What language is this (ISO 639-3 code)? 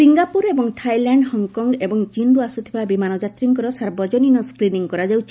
ori